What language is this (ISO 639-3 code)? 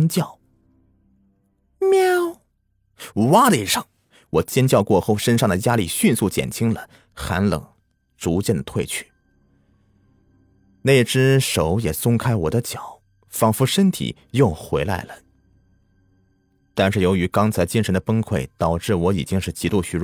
zho